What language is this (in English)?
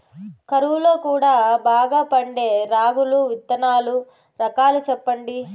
Telugu